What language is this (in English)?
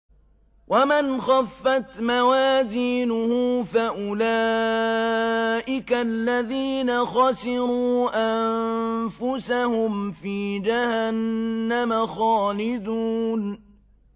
Arabic